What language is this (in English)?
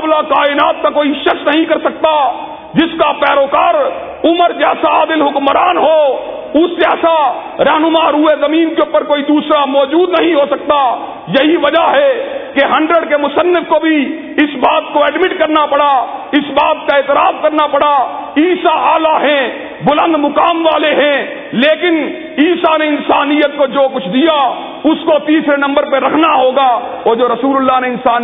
Urdu